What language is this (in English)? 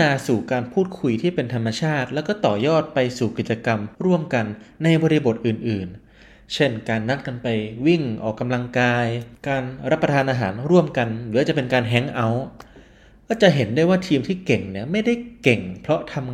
Thai